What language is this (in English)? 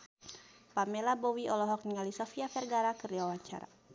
Sundanese